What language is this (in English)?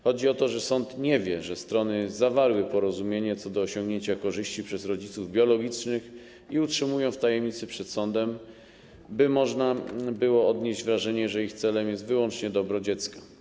Polish